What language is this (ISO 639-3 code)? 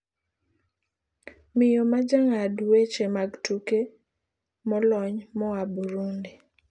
luo